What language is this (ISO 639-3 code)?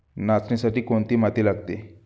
mar